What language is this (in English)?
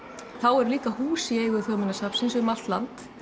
Icelandic